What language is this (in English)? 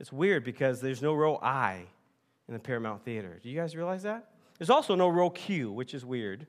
English